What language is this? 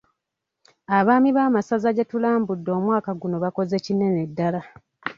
Ganda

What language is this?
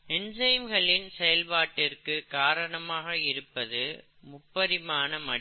Tamil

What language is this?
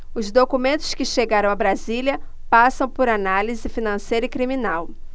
Portuguese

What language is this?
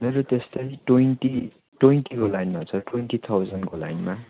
Nepali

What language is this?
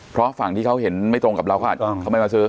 Thai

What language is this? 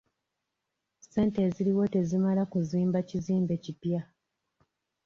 Ganda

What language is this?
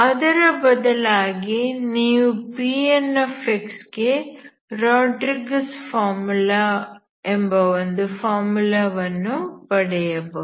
Kannada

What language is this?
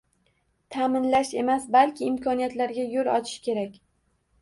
Uzbek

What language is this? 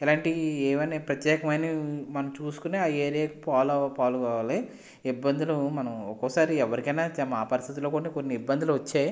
Telugu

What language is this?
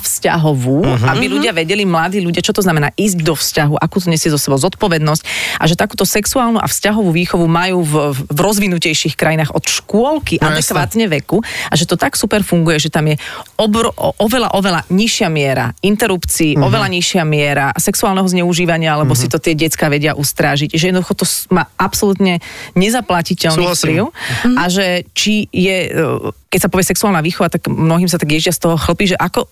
Slovak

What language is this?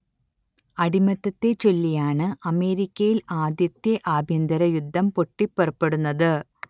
Malayalam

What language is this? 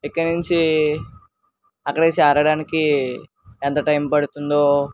Telugu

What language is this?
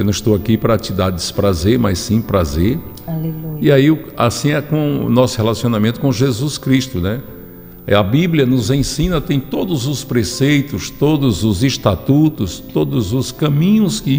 Portuguese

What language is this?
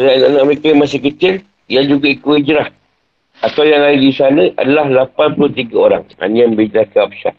Malay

